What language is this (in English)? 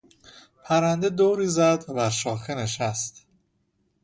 Persian